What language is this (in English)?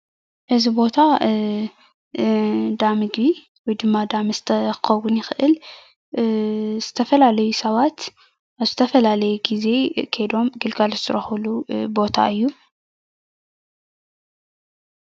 Tigrinya